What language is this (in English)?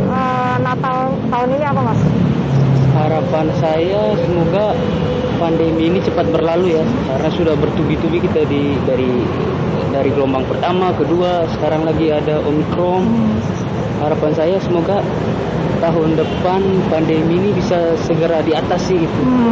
Indonesian